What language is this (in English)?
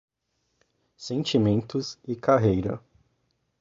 Portuguese